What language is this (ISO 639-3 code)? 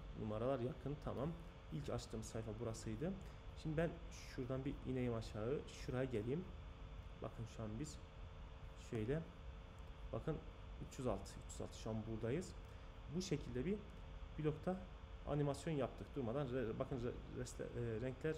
tur